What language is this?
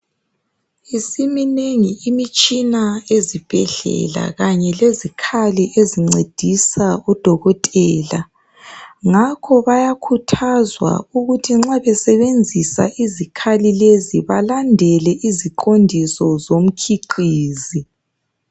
North Ndebele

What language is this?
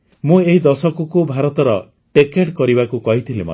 Odia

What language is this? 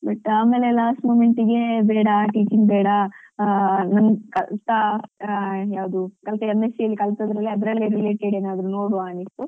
Kannada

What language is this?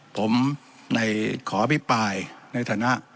Thai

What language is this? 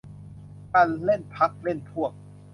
Thai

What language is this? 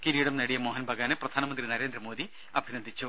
Malayalam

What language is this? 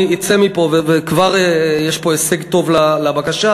Hebrew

